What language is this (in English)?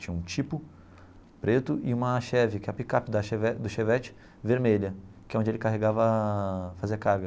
Portuguese